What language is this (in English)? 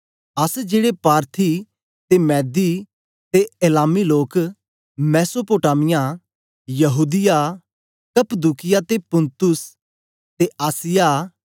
Dogri